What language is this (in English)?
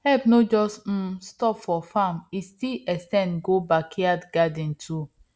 Nigerian Pidgin